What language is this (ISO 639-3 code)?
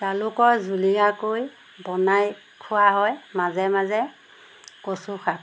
asm